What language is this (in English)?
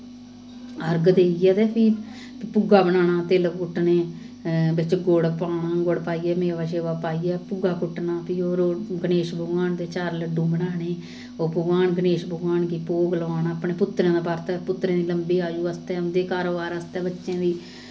Dogri